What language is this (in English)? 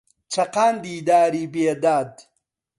Central Kurdish